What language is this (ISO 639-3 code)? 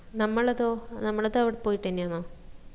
mal